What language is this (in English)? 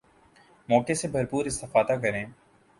Urdu